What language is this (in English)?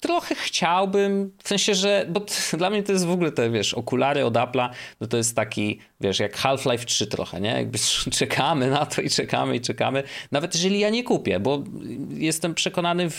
Polish